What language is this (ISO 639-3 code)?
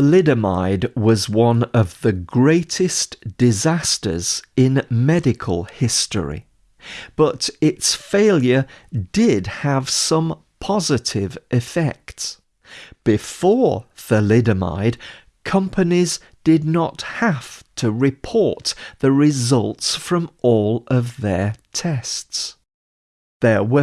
eng